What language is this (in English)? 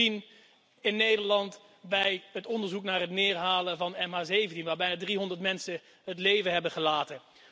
Dutch